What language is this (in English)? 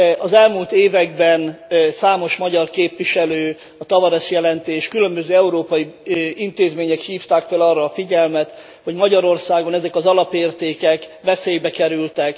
Hungarian